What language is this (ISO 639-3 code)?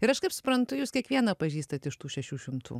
lit